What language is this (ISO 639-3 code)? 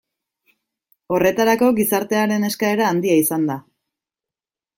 eus